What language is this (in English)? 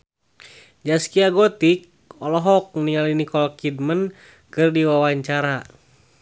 Sundanese